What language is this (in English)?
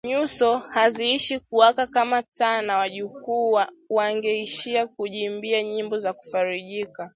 Swahili